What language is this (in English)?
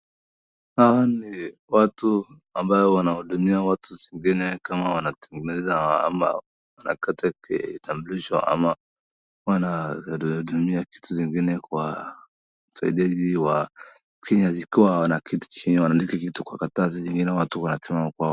Swahili